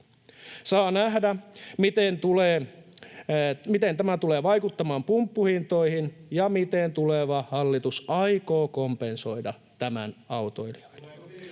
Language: Finnish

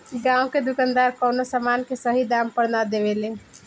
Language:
Bhojpuri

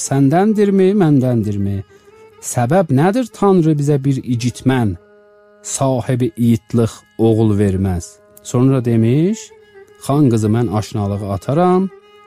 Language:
Turkish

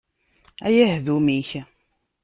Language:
Kabyle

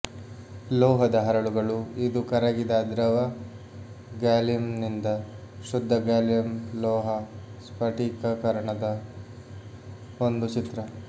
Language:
Kannada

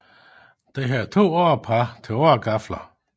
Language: Danish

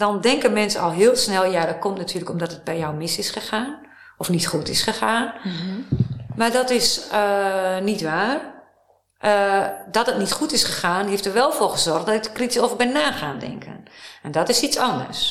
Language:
Dutch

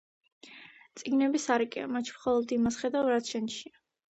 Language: Georgian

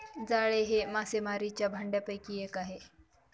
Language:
Marathi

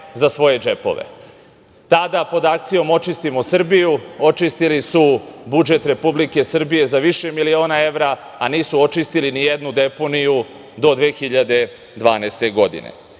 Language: Serbian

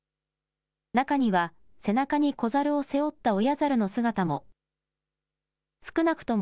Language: Japanese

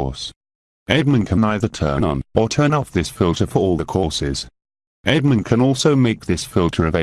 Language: English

